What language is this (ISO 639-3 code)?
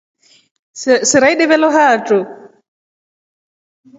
rof